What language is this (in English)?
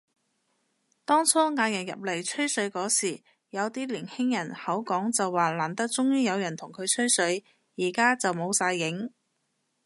Cantonese